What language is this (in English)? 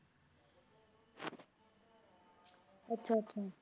Punjabi